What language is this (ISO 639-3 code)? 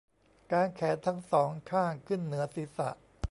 tha